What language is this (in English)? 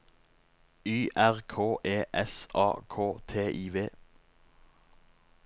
Norwegian